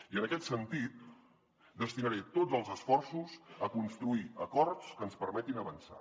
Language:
Catalan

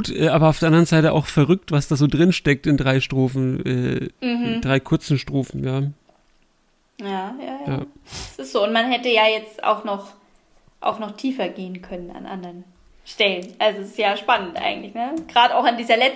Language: German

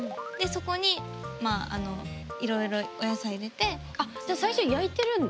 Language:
Japanese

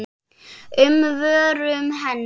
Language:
Icelandic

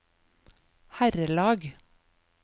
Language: Norwegian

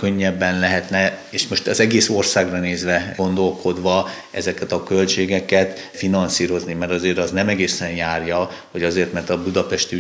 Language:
Hungarian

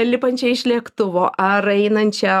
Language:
Lithuanian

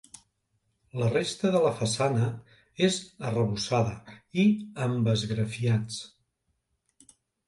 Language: Catalan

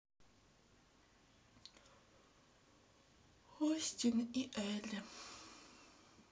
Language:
Russian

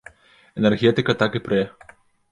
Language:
Belarusian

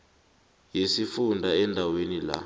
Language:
South Ndebele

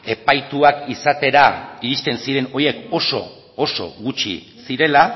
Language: Basque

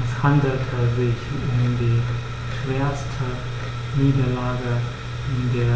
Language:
German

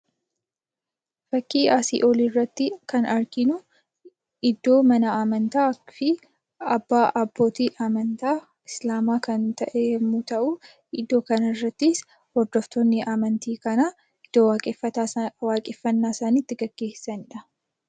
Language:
Oromo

